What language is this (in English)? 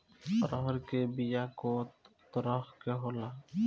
Bhojpuri